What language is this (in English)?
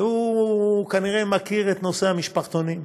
Hebrew